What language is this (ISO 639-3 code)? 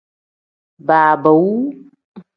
kdh